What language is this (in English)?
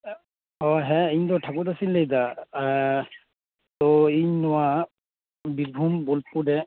Santali